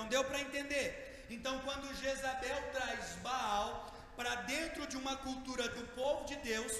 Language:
Portuguese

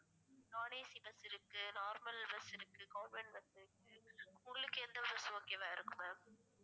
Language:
Tamil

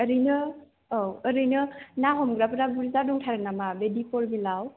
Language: Bodo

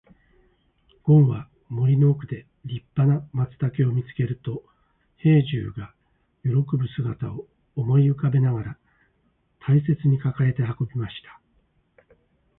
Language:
Japanese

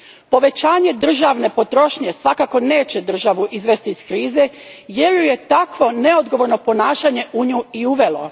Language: Croatian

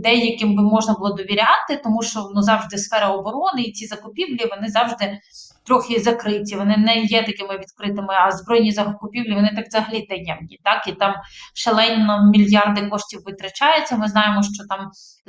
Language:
Ukrainian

